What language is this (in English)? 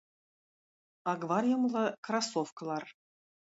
Tatar